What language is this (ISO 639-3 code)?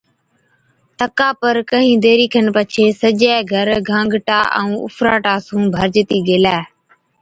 odk